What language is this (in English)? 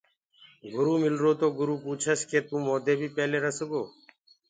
Gurgula